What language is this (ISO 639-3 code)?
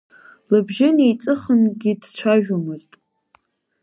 abk